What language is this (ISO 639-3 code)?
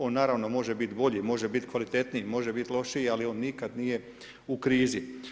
hrv